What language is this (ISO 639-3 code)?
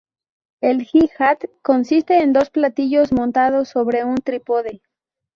spa